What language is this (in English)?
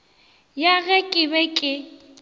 Northern Sotho